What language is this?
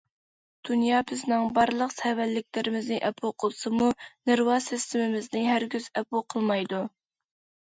Uyghur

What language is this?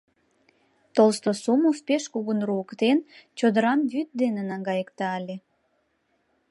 Mari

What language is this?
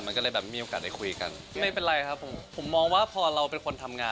Thai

